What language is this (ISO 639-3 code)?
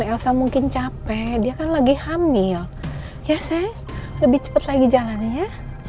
ind